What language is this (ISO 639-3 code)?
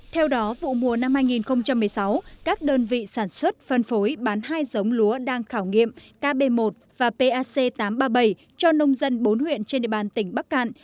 vie